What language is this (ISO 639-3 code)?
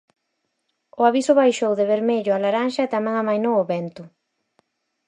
glg